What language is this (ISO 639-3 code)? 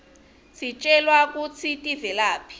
ssw